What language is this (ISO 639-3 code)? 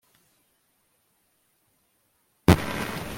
kin